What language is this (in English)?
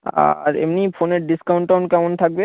Bangla